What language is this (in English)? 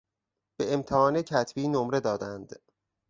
Persian